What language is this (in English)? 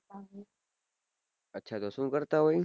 Gujarati